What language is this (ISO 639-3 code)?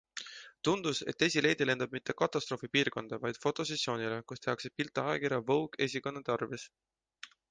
est